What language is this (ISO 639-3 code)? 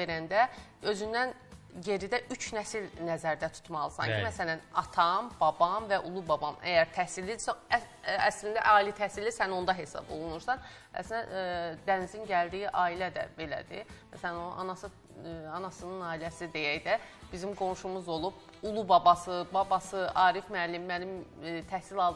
tur